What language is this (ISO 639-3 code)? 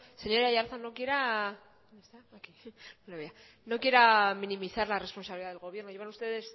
spa